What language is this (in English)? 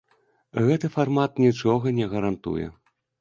Belarusian